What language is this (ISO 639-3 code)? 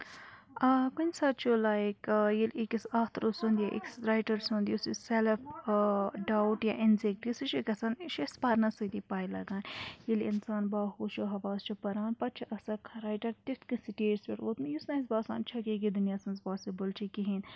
kas